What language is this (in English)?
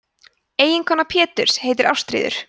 Icelandic